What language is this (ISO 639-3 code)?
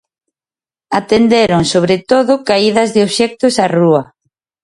glg